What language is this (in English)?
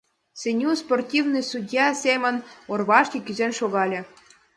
Mari